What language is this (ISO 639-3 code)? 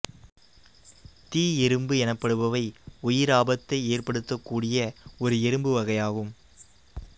tam